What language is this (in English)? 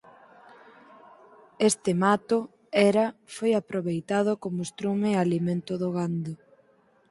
Galician